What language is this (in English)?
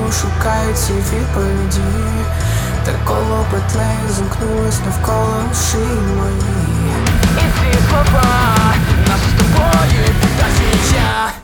Ukrainian